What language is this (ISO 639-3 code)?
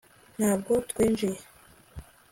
kin